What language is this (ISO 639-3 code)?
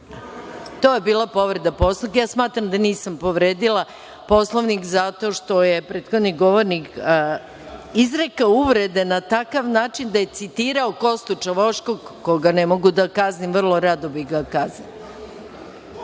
srp